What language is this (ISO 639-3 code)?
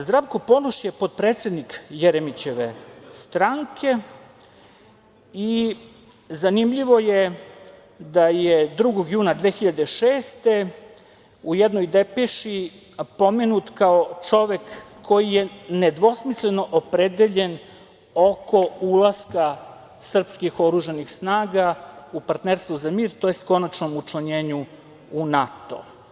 srp